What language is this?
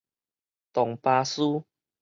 Min Nan Chinese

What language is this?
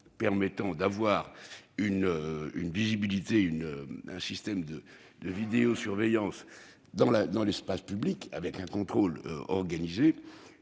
French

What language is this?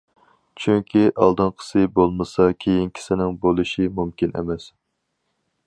Uyghur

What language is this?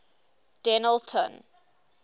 English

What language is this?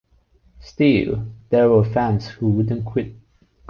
English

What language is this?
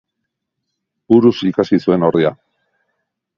Basque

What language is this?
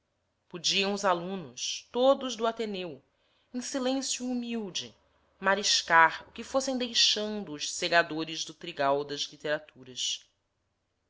Portuguese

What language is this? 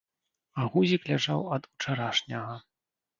Belarusian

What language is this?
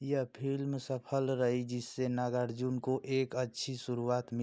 Hindi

